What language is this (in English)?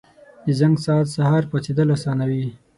Pashto